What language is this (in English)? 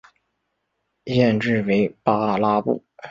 Chinese